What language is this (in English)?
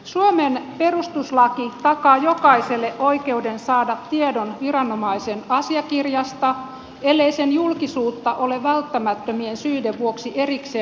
Finnish